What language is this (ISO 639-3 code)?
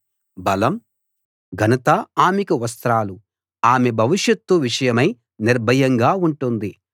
tel